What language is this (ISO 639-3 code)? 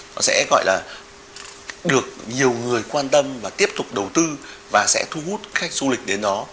vie